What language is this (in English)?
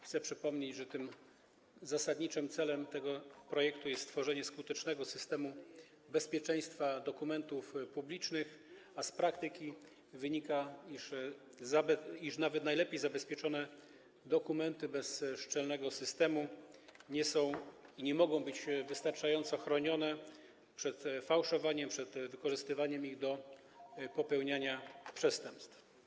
Polish